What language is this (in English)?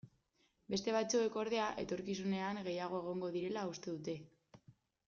Basque